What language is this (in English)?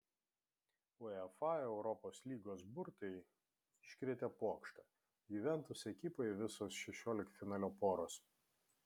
Lithuanian